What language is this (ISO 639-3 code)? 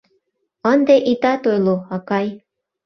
chm